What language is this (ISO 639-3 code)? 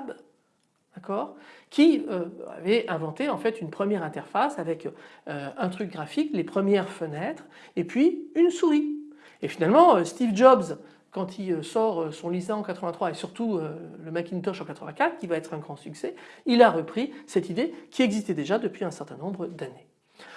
fra